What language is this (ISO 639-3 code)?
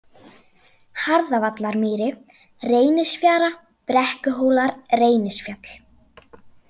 isl